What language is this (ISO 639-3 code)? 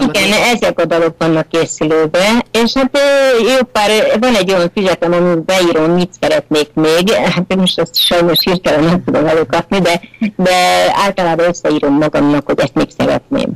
hun